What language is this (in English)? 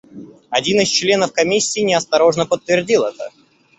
Russian